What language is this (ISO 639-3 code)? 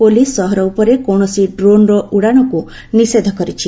ori